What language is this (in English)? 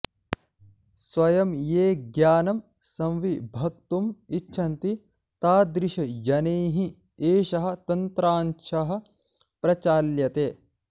Sanskrit